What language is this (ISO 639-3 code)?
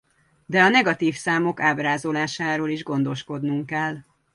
hun